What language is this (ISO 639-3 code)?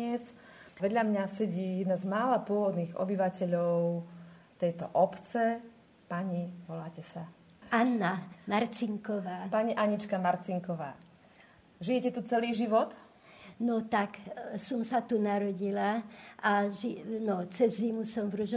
slk